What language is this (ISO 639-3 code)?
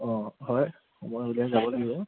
asm